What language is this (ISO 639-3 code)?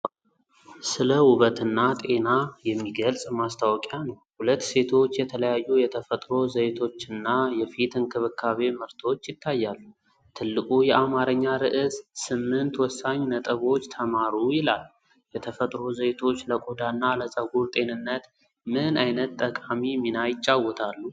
amh